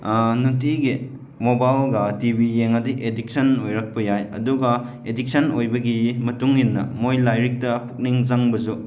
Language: Manipuri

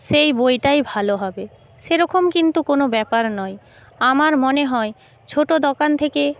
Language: Bangla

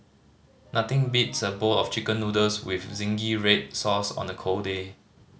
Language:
English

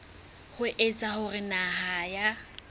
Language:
Southern Sotho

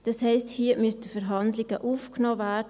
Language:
Swiss German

